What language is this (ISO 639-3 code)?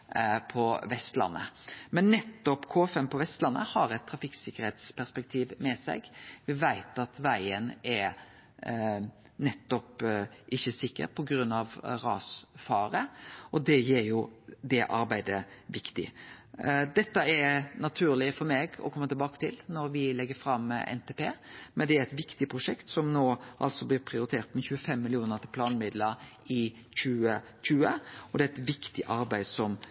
nno